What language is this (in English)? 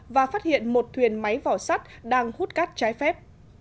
Vietnamese